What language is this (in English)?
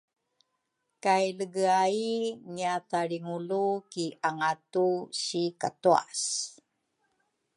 Rukai